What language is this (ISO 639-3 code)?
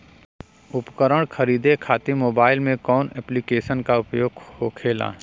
bho